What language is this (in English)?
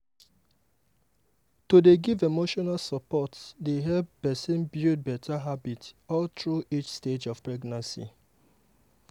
Nigerian Pidgin